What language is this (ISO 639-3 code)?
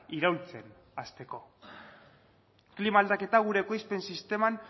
eus